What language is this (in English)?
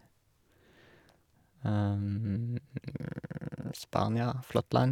Norwegian